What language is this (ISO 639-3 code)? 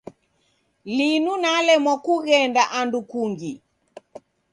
dav